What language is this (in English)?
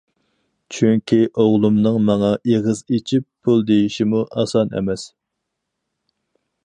Uyghur